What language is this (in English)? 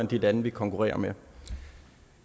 Danish